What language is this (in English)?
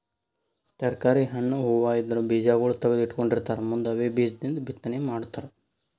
Kannada